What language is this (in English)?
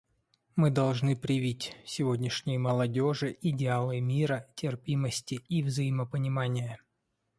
Russian